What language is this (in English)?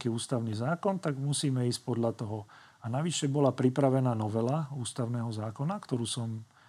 Slovak